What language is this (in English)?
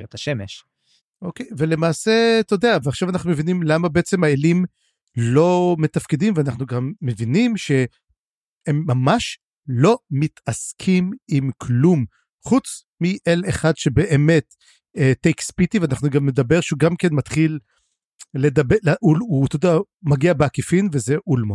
Hebrew